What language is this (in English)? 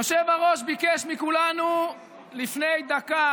Hebrew